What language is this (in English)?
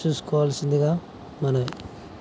Telugu